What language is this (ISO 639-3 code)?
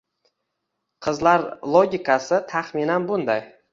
uzb